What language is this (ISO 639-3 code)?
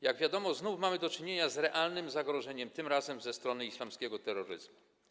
pol